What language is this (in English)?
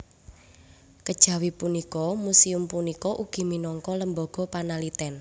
Javanese